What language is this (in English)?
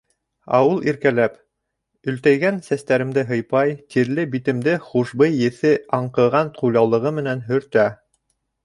Bashkir